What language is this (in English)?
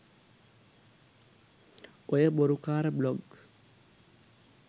Sinhala